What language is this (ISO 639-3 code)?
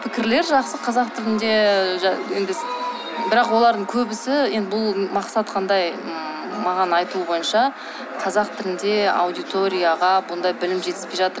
kaz